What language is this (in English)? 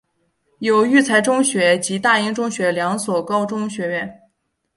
Chinese